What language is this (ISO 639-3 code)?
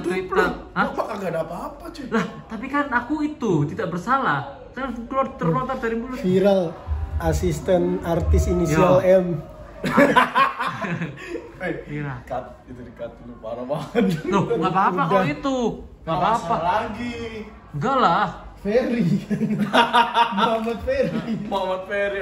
ind